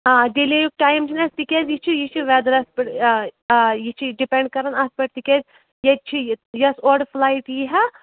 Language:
Kashmiri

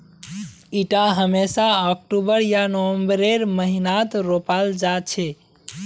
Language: Magahi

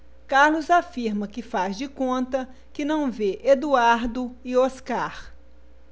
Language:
Portuguese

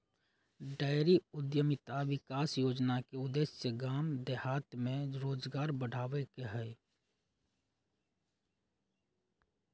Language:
Magahi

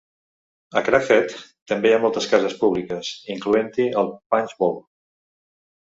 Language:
Catalan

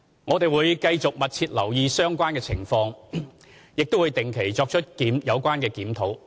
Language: Cantonese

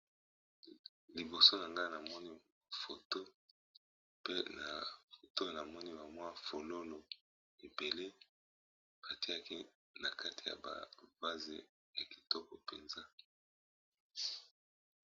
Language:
Lingala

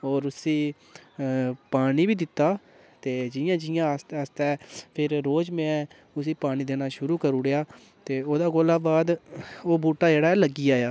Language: Dogri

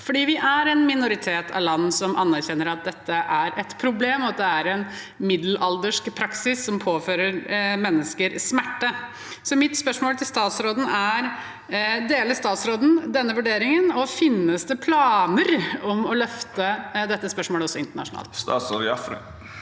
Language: Norwegian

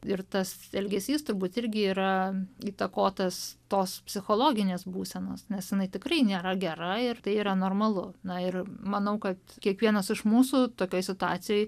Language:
Lithuanian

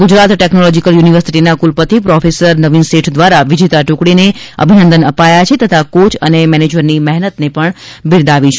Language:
Gujarati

